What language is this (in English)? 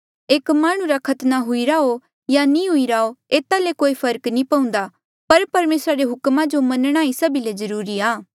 Mandeali